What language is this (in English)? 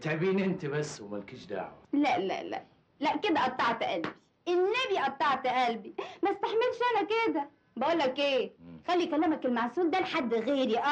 Arabic